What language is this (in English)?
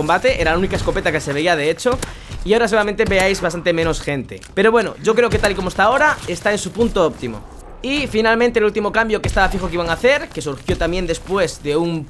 Spanish